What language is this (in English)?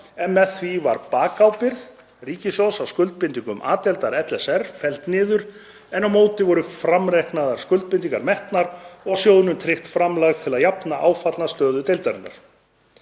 Icelandic